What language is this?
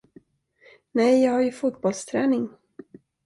Swedish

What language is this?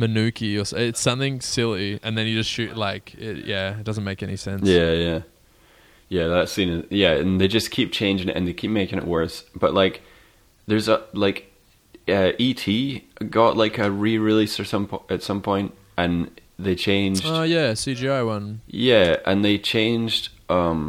English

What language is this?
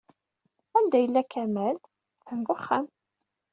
Kabyle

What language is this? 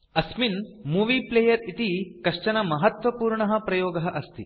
Sanskrit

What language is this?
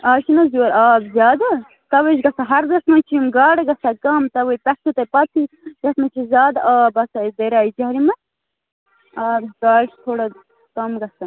Kashmiri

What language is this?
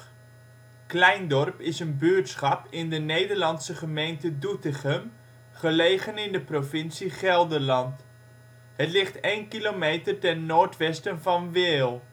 Dutch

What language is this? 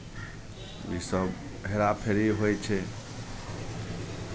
Maithili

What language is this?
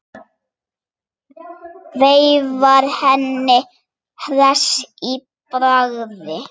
Icelandic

